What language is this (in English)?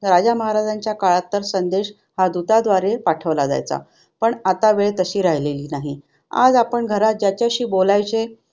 Marathi